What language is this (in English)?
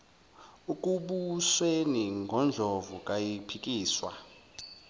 Zulu